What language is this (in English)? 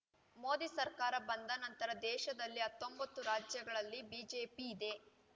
Kannada